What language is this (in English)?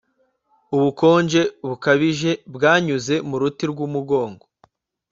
Kinyarwanda